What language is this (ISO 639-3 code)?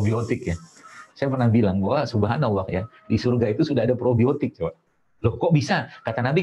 ind